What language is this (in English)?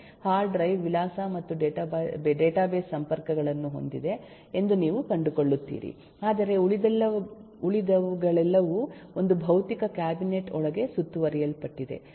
Kannada